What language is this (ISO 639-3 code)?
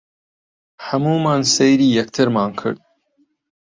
ckb